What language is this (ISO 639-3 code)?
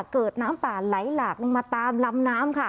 tha